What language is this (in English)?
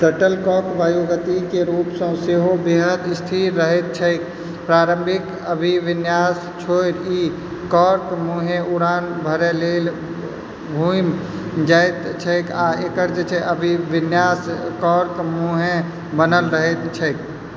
Maithili